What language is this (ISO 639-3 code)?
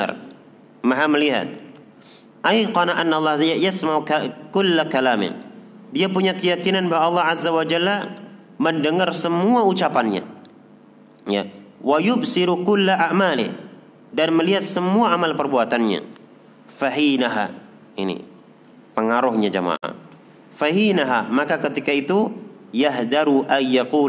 ind